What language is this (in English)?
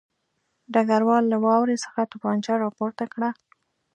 Pashto